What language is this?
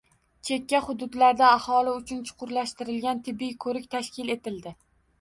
Uzbek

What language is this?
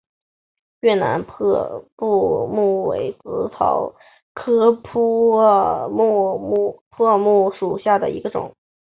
Chinese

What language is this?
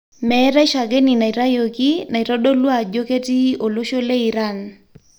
Masai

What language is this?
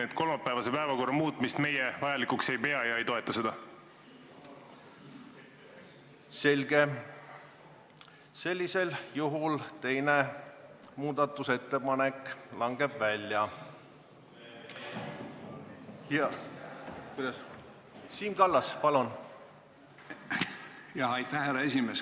Estonian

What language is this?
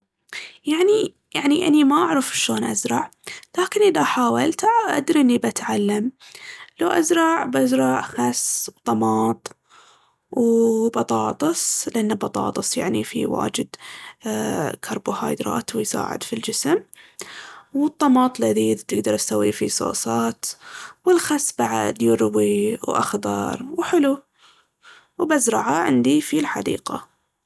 Baharna Arabic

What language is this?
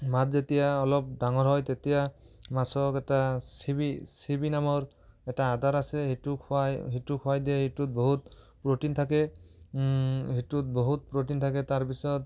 Assamese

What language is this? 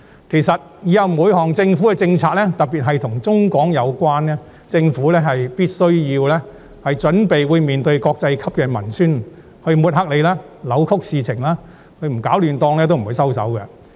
Cantonese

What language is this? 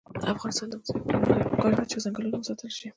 Pashto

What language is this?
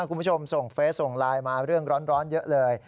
Thai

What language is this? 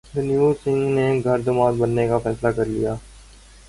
Urdu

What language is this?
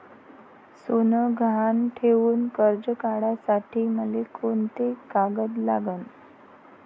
Marathi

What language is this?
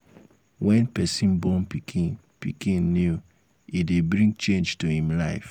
Nigerian Pidgin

